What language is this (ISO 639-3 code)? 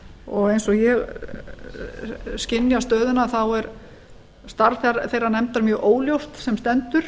isl